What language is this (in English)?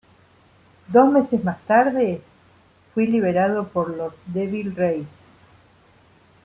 Spanish